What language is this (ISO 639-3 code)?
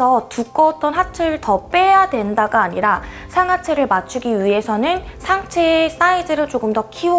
kor